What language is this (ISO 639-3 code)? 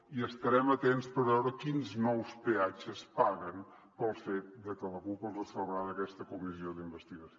cat